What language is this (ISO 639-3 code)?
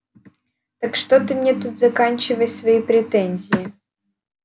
rus